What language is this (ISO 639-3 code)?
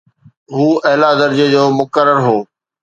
snd